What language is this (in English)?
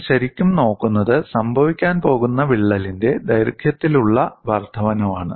Malayalam